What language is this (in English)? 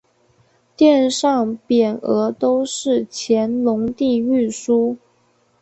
Chinese